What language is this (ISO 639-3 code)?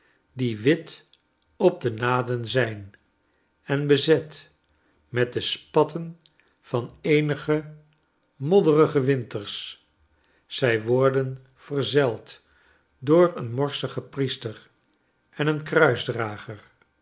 nld